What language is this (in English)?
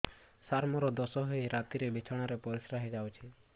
Odia